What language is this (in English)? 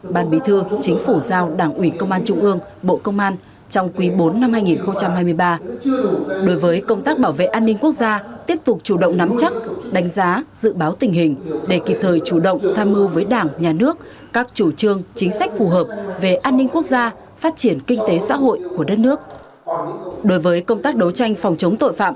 Vietnamese